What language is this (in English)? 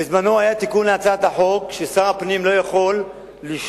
Hebrew